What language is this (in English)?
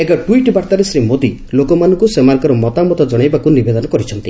Odia